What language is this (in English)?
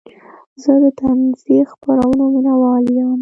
Pashto